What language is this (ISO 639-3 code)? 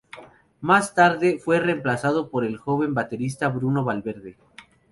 spa